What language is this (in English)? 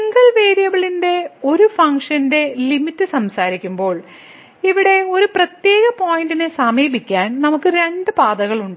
Malayalam